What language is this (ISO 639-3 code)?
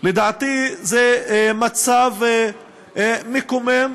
heb